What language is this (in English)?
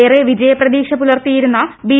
Malayalam